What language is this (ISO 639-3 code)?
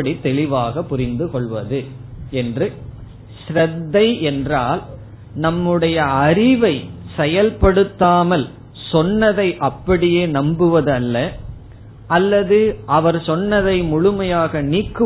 tam